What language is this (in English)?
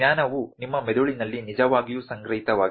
Kannada